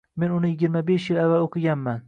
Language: Uzbek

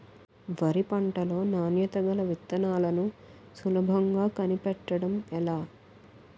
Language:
Telugu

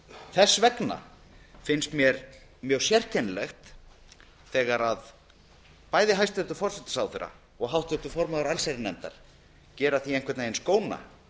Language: Icelandic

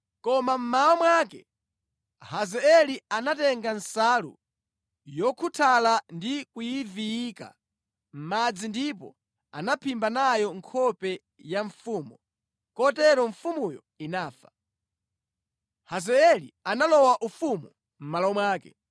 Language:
Nyanja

